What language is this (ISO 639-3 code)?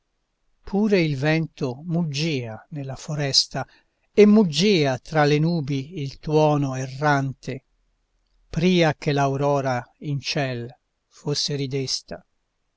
ita